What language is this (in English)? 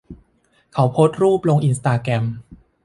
Thai